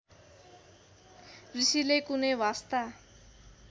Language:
Nepali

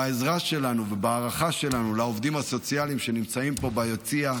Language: Hebrew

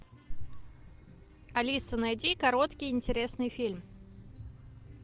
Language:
Russian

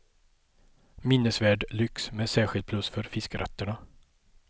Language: Swedish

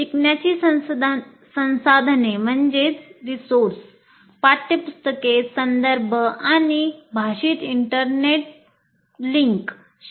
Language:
Marathi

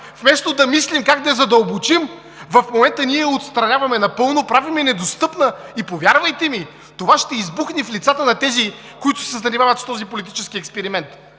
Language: Bulgarian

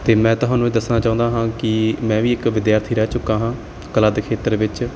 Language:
Punjabi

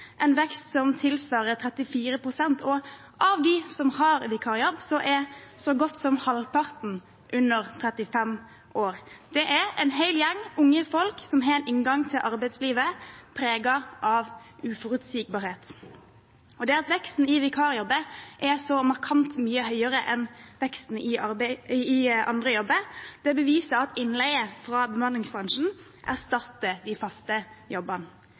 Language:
Norwegian Bokmål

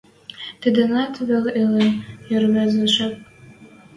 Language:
Western Mari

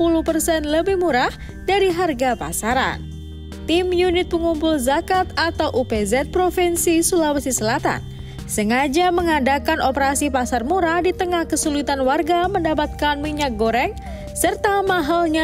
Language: Indonesian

